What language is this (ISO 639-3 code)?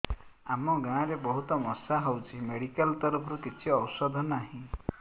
ori